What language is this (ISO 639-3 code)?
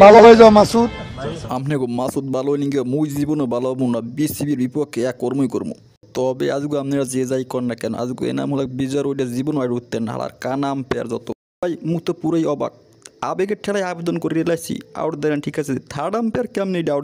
ron